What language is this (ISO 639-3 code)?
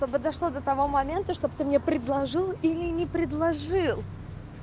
rus